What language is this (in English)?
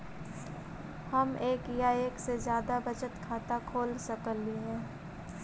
Magahi